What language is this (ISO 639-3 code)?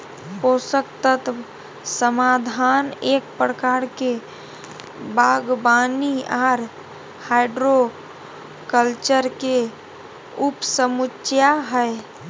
mag